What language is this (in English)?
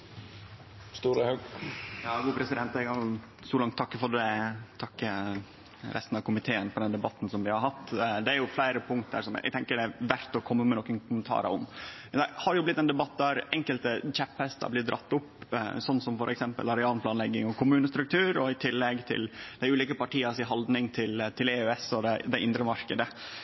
Norwegian Nynorsk